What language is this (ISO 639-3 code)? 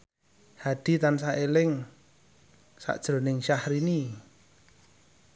jav